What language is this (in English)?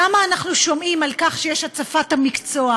Hebrew